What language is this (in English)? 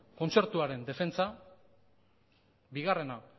Basque